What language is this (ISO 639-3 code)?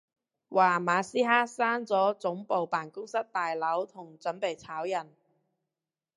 yue